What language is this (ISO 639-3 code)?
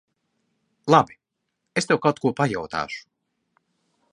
lav